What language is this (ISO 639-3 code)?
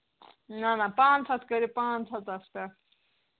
kas